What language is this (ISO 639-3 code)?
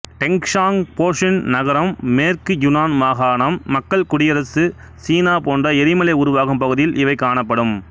tam